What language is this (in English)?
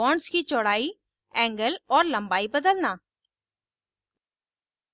Hindi